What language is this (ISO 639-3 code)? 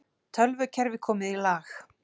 isl